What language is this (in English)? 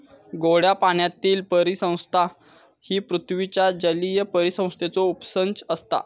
Marathi